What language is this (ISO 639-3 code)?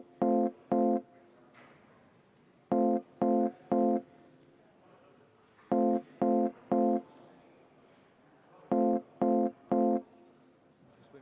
est